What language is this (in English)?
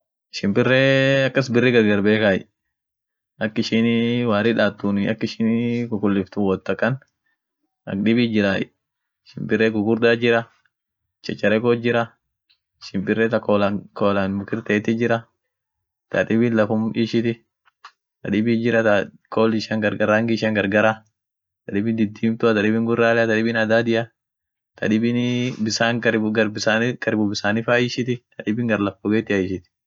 Orma